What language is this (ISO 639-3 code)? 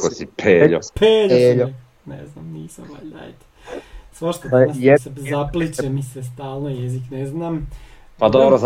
hrv